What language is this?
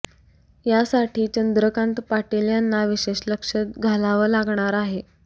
Marathi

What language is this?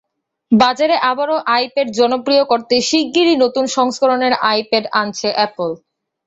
Bangla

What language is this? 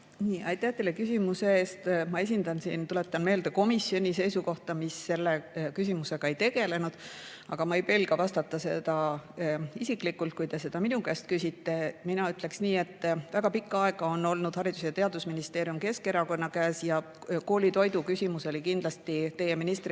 Estonian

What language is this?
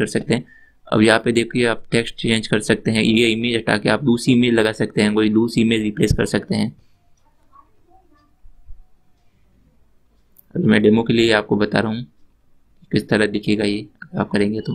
Hindi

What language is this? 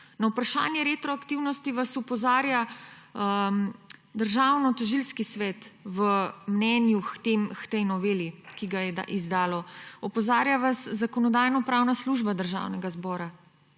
Slovenian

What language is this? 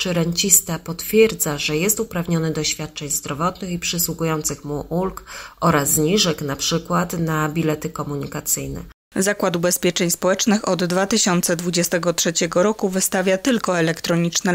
Polish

